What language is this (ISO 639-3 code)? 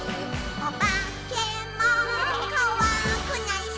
jpn